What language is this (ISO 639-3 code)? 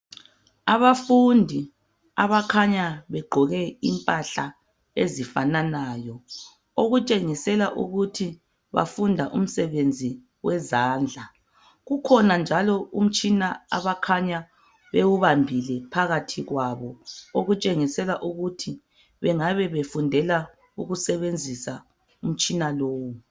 nde